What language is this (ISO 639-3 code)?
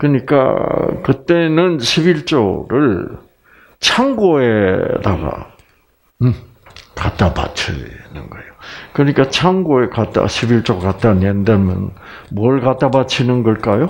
kor